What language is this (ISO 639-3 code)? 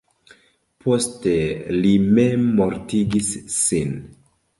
epo